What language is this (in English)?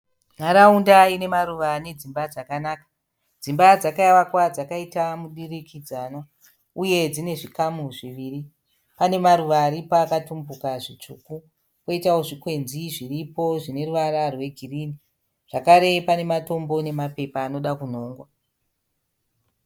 Shona